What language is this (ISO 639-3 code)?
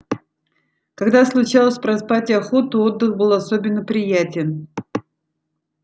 rus